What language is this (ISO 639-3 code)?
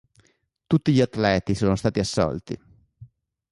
ita